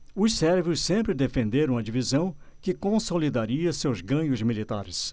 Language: Portuguese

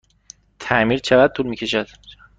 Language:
Persian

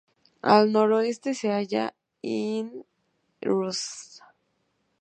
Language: Spanish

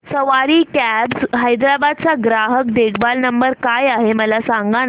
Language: Marathi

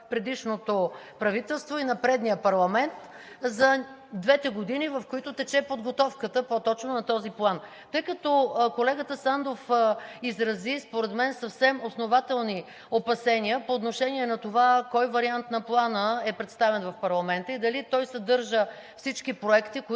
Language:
Bulgarian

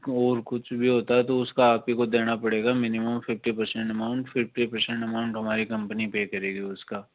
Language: Hindi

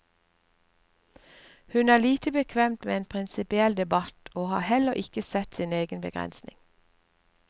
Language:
Norwegian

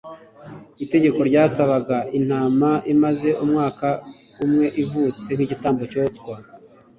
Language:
Kinyarwanda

